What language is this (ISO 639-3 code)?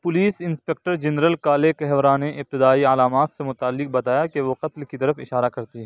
urd